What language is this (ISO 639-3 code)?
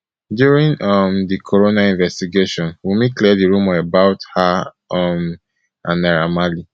pcm